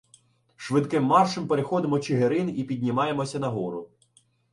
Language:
Ukrainian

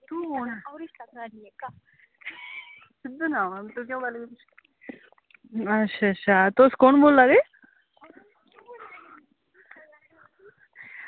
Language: Dogri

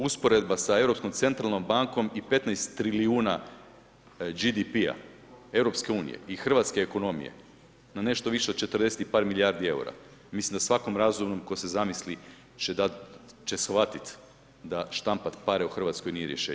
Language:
Croatian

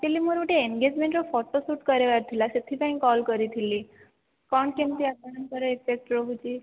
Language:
Odia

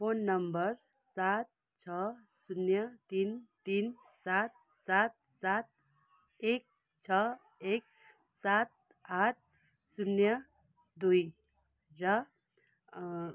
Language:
Nepali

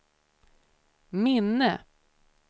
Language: Swedish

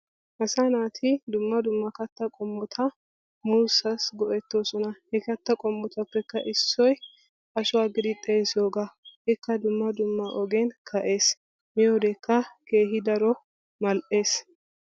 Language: Wolaytta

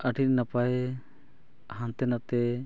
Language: Santali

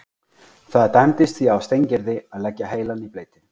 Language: Icelandic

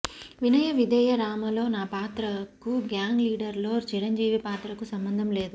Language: Telugu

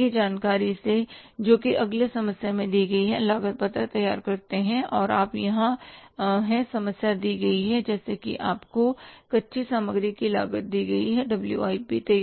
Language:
Hindi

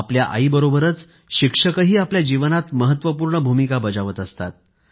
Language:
Marathi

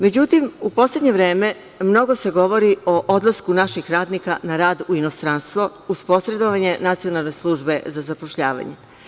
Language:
Serbian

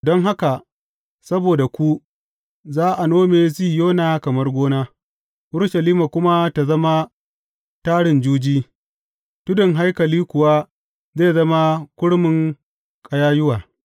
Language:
Hausa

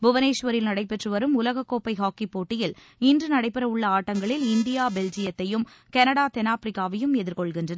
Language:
Tamil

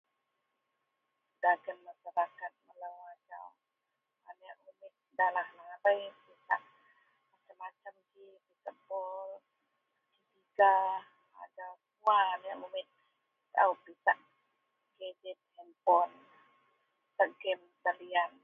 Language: Central Melanau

